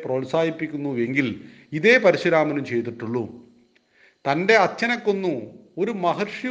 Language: Hindi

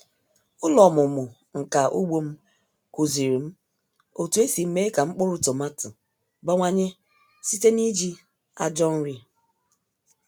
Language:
Igbo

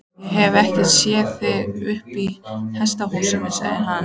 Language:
Icelandic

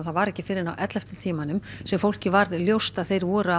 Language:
Icelandic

